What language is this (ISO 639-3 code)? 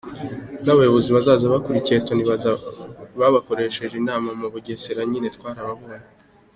kin